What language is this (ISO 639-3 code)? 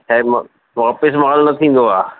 snd